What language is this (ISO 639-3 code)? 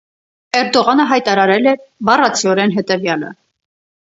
hye